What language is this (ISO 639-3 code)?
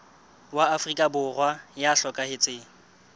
sot